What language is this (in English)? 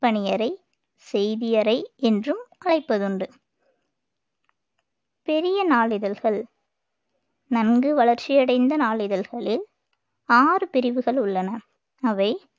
Tamil